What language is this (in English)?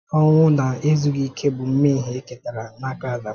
Igbo